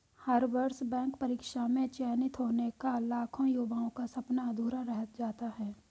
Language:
Hindi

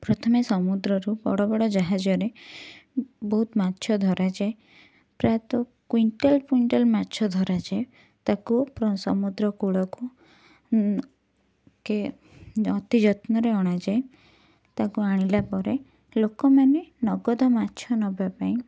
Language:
Odia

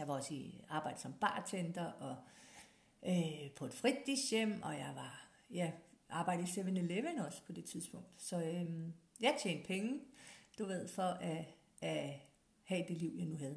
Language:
Danish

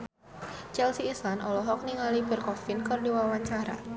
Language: Sundanese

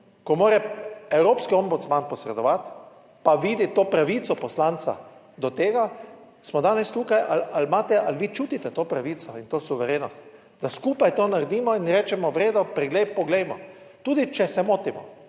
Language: Slovenian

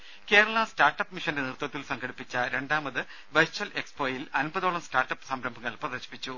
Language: Malayalam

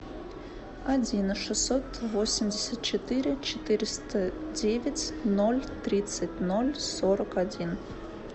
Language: Russian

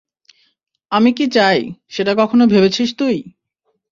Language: Bangla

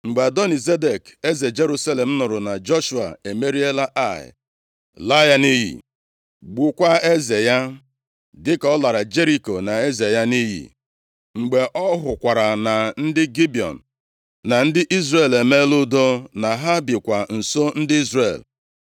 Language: Igbo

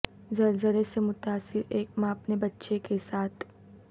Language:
Urdu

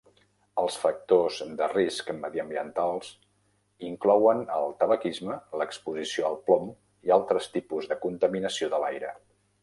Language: Catalan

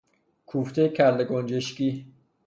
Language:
Persian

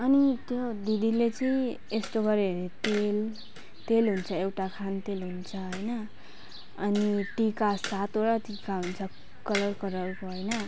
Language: Nepali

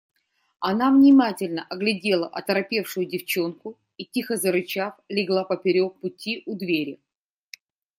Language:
Russian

